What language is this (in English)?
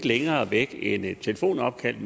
Danish